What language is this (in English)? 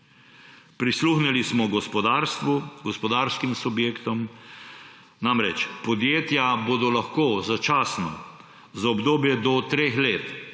Slovenian